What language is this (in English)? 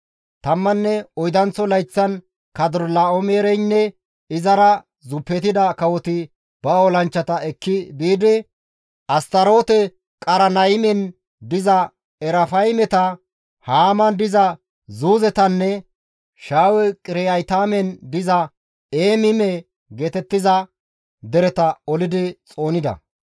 Gamo